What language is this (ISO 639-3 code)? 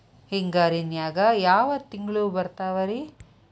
kan